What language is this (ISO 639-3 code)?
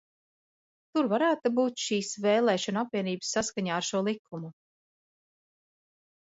lav